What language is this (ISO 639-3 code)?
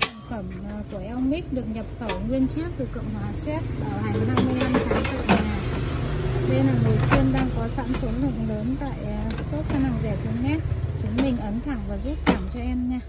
vie